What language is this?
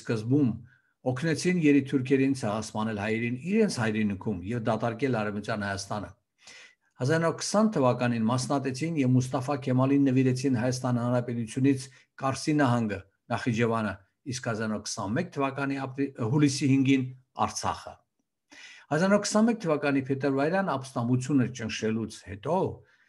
Turkish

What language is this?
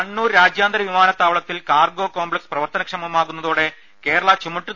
Malayalam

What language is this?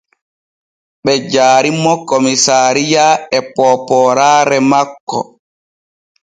Borgu Fulfulde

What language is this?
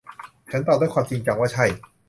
Thai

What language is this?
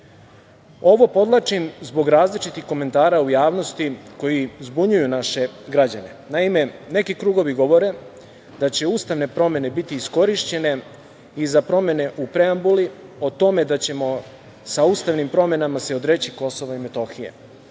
Serbian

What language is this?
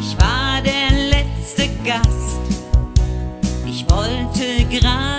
German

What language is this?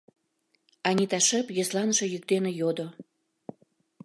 Mari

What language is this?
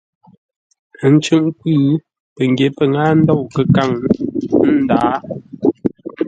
Ngombale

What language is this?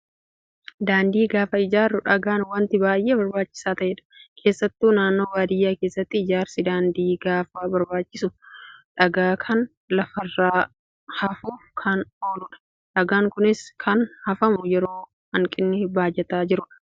Oromo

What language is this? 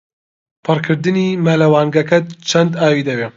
Central Kurdish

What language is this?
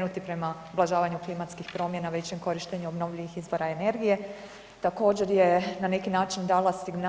Croatian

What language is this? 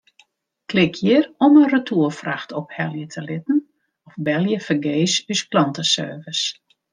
Western Frisian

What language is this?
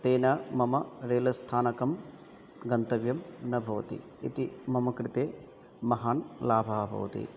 Sanskrit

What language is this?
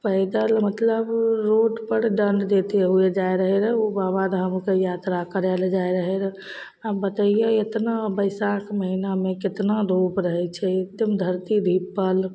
Maithili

